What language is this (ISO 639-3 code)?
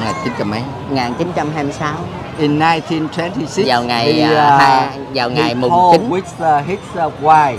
vie